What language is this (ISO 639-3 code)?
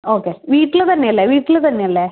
mal